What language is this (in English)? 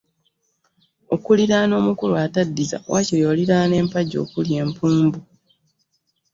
Ganda